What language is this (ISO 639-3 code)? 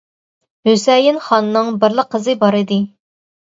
uig